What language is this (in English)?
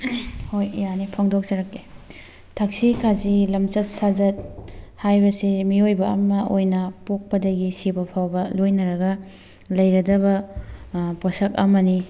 Manipuri